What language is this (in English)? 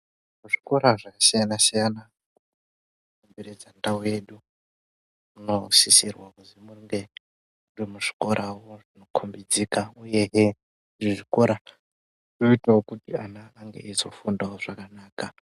Ndau